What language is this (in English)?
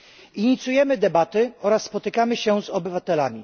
Polish